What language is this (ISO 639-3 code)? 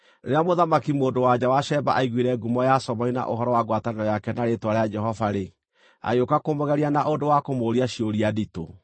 kik